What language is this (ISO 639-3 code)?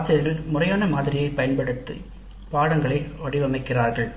tam